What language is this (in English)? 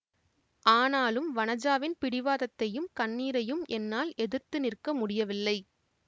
Tamil